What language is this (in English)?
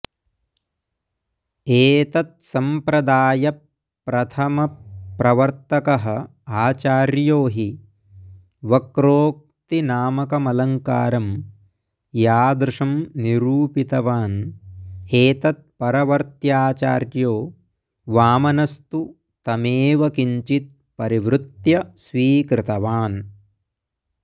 Sanskrit